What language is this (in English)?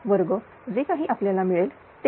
Marathi